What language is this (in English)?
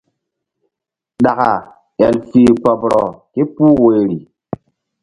Mbum